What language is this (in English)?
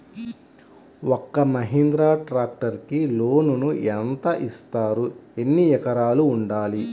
Telugu